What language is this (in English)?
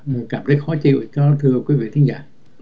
Vietnamese